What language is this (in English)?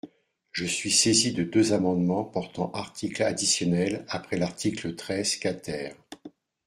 French